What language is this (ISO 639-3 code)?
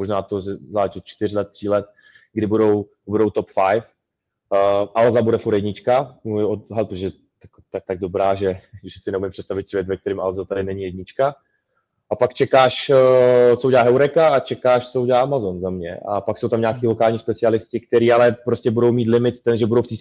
ces